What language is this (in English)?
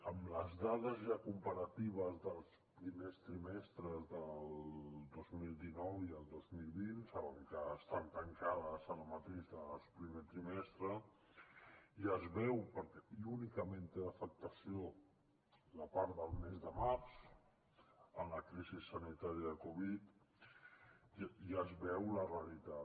Catalan